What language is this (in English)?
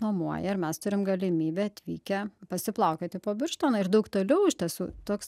Lithuanian